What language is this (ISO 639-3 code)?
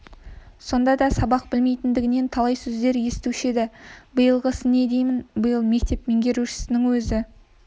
kaz